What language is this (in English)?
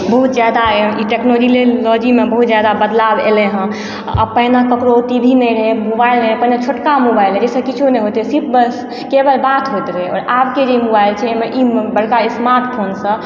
Maithili